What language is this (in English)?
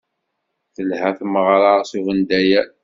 Kabyle